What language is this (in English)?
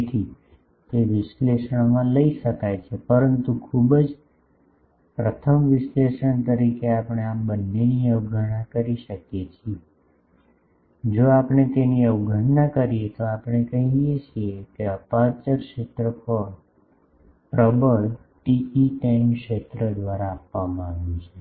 Gujarati